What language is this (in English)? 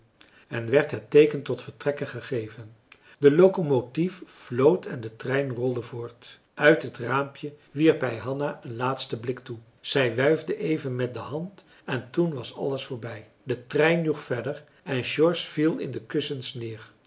Dutch